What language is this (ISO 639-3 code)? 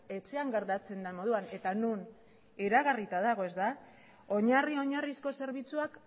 eus